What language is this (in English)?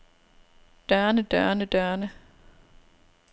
Danish